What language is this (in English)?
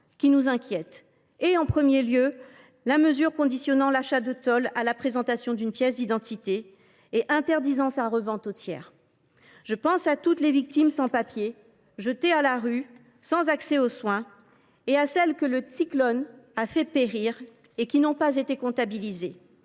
French